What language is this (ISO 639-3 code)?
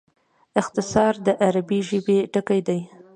pus